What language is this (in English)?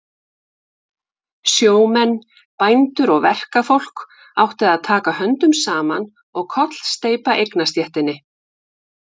Icelandic